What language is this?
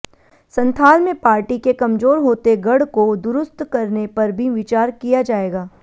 Hindi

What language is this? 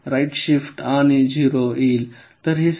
Marathi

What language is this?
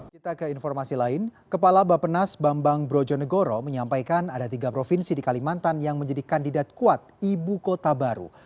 Indonesian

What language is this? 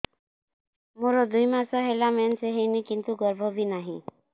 Odia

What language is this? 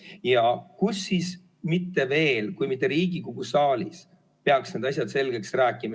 Estonian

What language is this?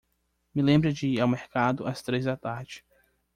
Portuguese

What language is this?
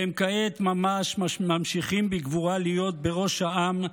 Hebrew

